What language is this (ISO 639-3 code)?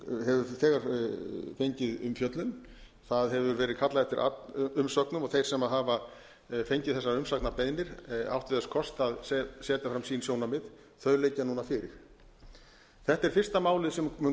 isl